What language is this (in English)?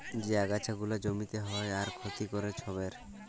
Bangla